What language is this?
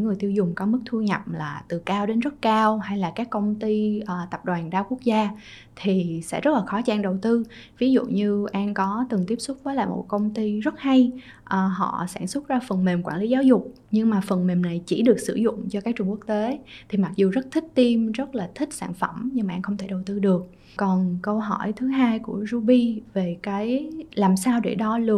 Vietnamese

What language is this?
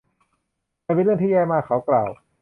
Thai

